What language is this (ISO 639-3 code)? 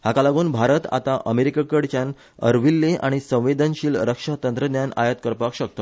kok